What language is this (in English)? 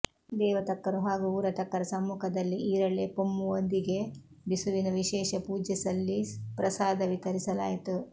Kannada